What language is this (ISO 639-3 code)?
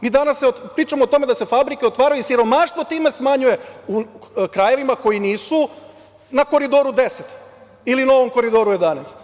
srp